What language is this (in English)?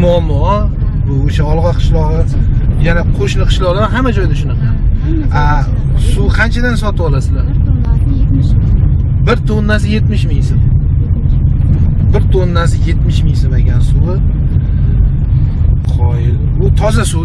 Turkish